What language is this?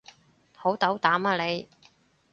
Cantonese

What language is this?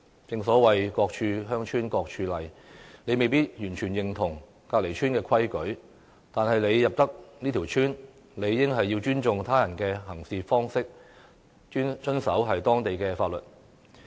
Cantonese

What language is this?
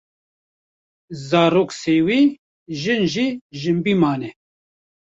Kurdish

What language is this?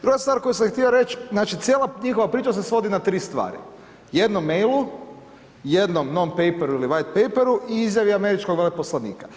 Croatian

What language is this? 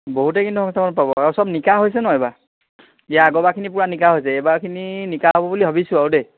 Assamese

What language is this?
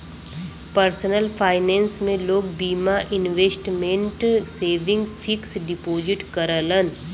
Bhojpuri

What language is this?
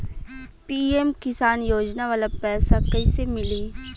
Bhojpuri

